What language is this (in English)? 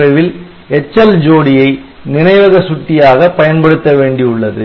Tamil